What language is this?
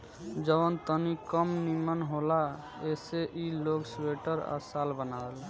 Bhojpuri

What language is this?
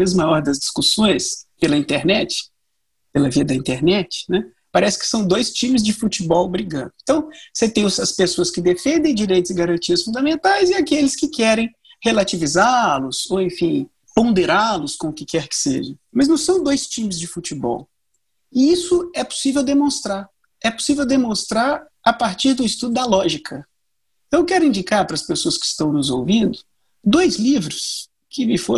Portuguese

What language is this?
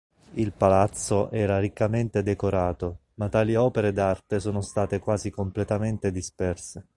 Italian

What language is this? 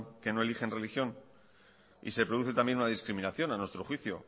Spanish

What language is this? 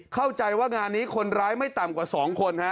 Thai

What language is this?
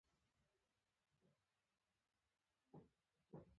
Pashto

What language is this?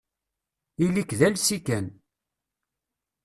Kabyle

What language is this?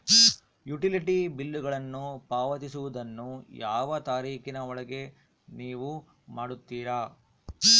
Kannada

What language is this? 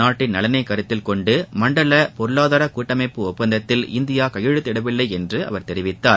Tamil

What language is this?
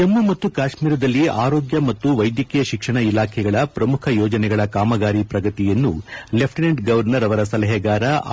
Kannada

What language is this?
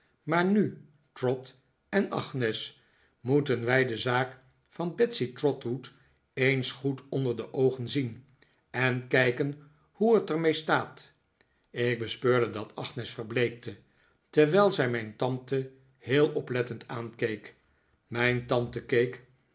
Dutch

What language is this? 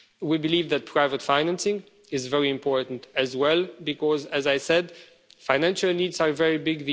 English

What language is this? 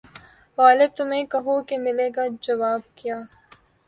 Urdu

